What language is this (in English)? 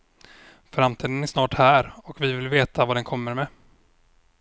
Swedish